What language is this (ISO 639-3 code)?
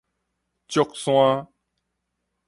nan